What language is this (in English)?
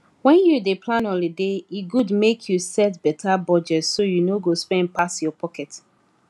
Nigerian Pidgin